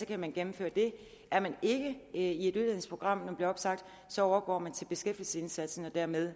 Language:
Danish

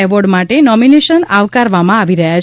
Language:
Gujarati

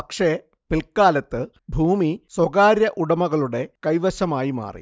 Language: Malayalam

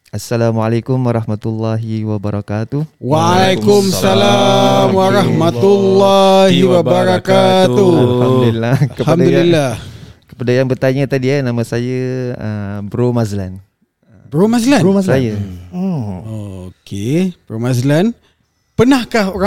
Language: Malay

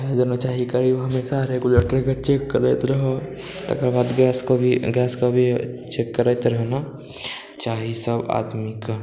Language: Maithili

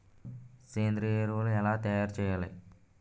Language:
Telugu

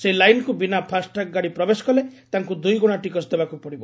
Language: Odia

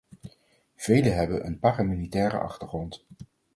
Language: Dutch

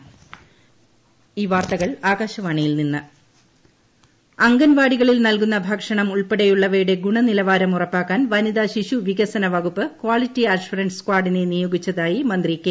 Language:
Malayalam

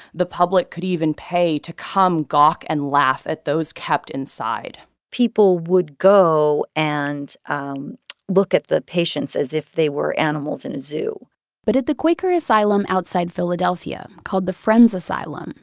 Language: English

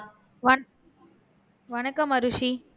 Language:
Tamil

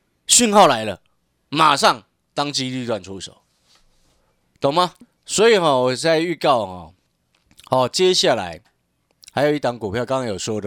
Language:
Chinese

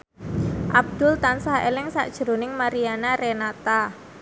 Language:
Javanese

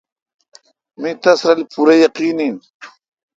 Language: Kalkoti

